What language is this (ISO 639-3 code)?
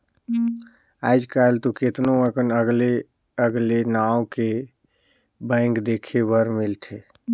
hne